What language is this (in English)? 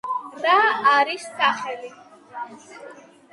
Georgian